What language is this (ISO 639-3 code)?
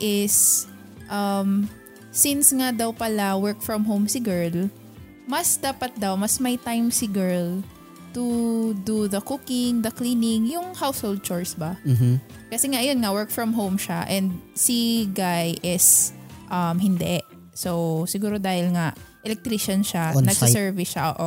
fil